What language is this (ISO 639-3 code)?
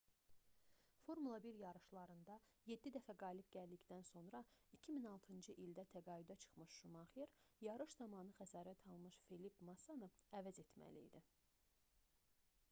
aze